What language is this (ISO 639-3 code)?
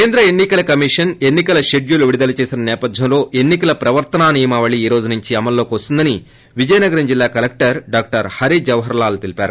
tel